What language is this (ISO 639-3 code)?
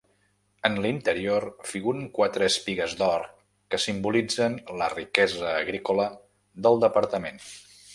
cat